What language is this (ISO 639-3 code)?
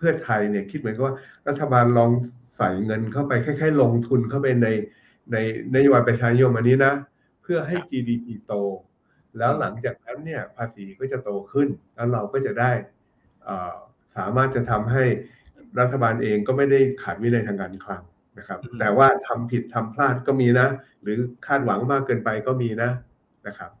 tha